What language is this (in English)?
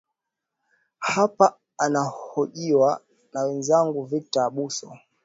Swahili